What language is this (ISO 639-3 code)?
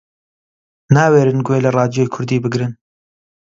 ckb